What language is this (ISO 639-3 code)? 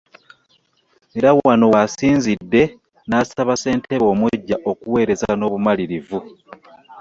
lug